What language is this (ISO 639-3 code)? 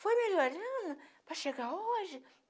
por